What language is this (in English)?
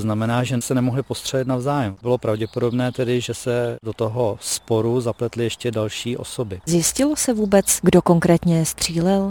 Czech